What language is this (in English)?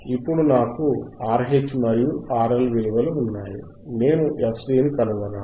Telugu